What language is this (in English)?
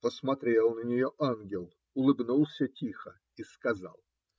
Russian